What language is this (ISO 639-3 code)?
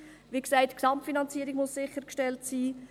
gsw